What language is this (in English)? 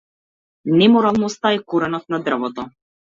Macedonian